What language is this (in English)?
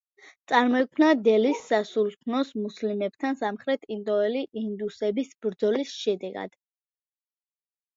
Georgian